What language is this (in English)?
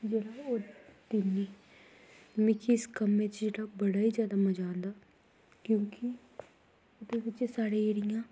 Dogri